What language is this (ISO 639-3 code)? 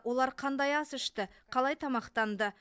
kaz